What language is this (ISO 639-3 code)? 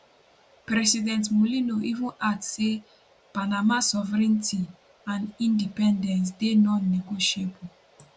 pcm